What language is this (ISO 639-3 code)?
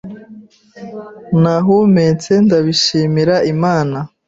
kin